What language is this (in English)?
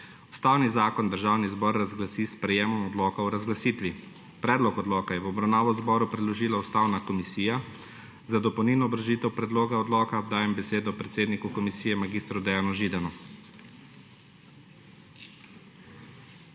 Slovenian